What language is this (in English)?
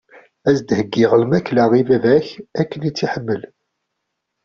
Kabyle